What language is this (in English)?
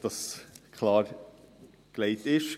Swiss German